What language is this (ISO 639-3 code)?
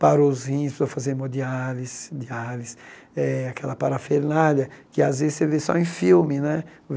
por